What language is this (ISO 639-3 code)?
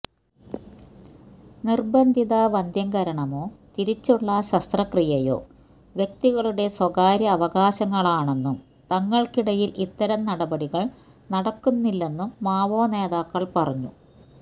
mal